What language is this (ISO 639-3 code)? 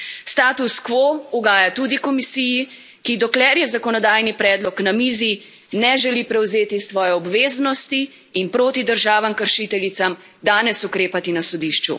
slv